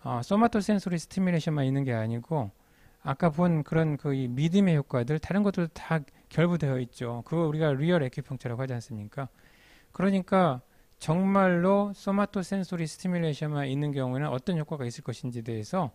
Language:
Korean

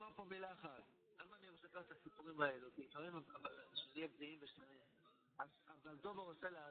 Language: Hebrew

